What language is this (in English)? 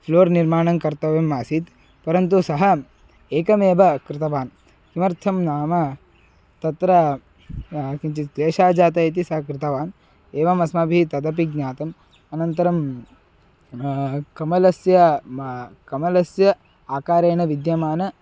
Sanskrit